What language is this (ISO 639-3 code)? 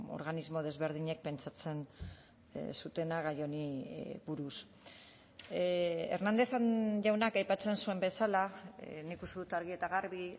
eus